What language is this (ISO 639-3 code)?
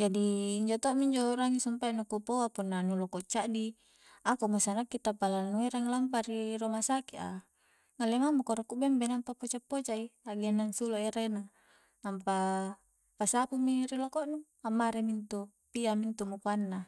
kjc